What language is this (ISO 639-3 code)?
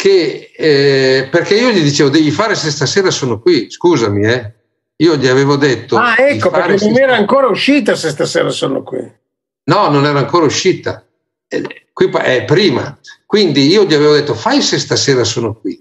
ita